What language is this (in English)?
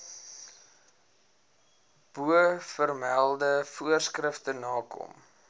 Afrikaans